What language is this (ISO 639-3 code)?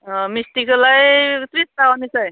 brx